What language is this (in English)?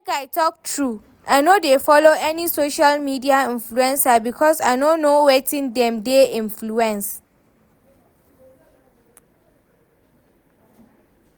Nigerian Pidgin